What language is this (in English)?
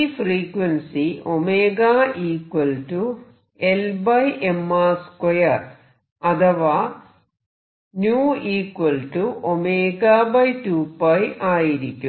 Malayalam